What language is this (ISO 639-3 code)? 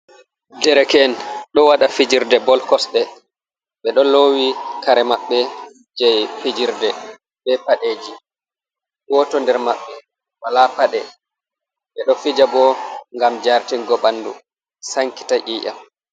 ful